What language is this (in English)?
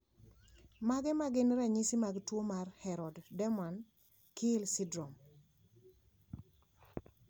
Luo (Kenya and Tanzania)